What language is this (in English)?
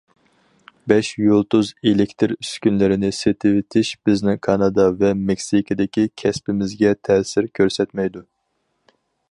Uyghur